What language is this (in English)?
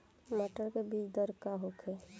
Bhojpuri